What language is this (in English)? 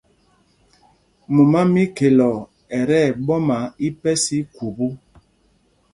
Mpumpong